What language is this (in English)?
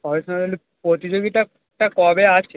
Bangla